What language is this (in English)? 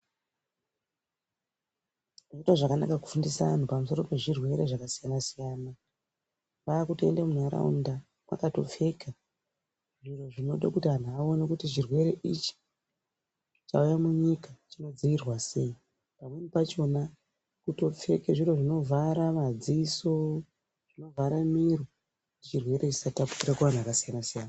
Ndau